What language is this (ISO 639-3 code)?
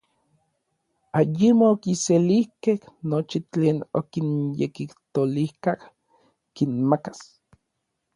nlv